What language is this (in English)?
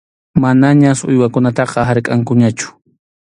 Arequipa-La Unión Quechua